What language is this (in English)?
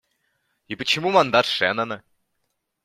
Russian